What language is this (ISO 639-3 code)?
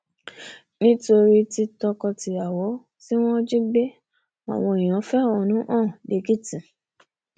yor